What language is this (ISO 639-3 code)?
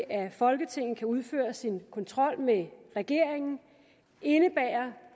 dan